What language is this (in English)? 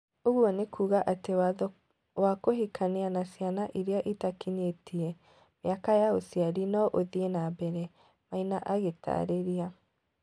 Kikuyu